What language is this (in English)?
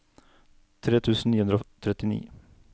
Norwegian